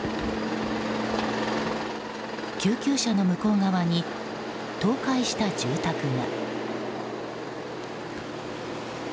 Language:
Japanese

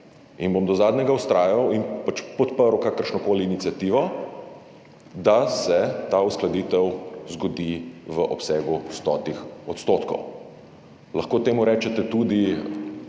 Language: Slovenian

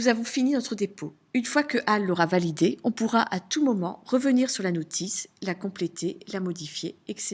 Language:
French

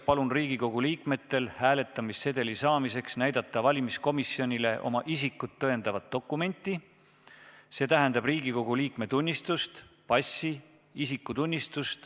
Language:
Estonian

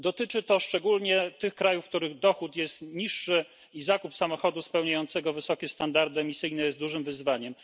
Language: Polish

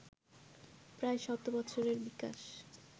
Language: Bangla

